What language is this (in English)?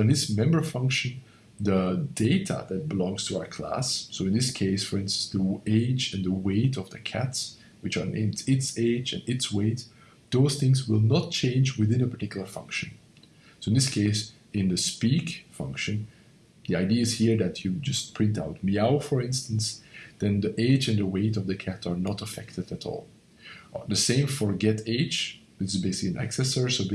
English